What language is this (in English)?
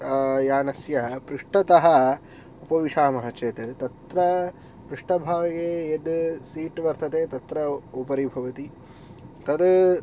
Sanskrit